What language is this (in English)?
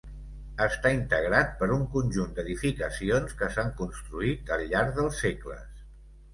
Catalan